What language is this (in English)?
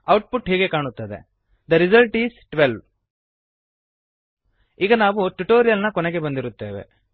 Kannada